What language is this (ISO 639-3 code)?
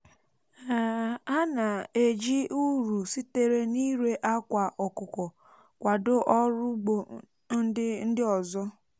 ibo